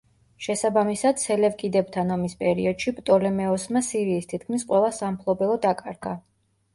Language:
Georgian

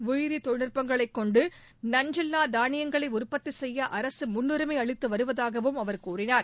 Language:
Tamil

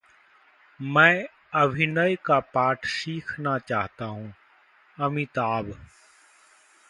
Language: Hindi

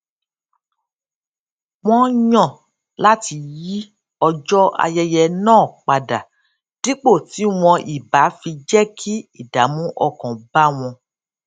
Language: Yoruba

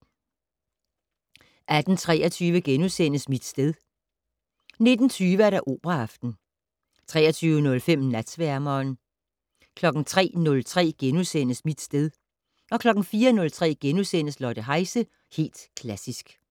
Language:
Danish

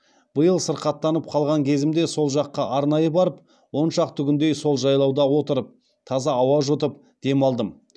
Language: Kazakh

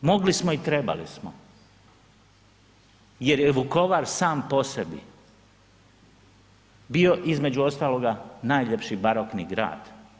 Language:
Croatian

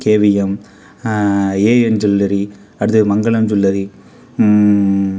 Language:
Tamil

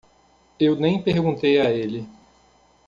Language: Portuguese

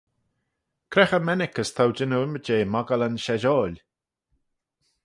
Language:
Manx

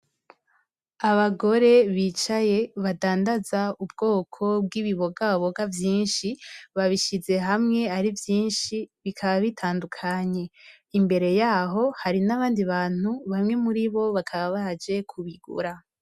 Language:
Rundi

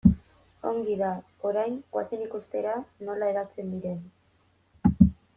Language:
Basque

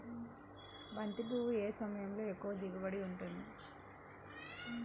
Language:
Telugu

